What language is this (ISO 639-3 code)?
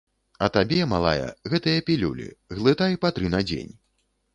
bel